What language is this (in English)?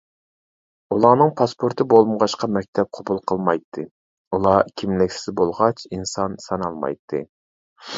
Uyghur